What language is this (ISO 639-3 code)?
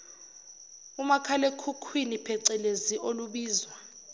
zul